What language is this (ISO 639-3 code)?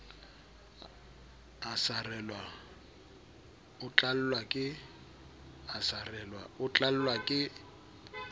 sot